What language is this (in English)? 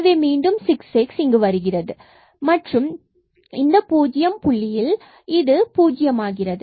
Tamil